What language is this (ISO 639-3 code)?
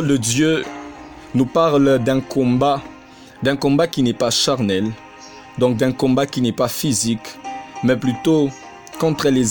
fra